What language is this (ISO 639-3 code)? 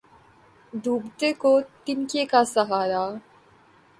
urd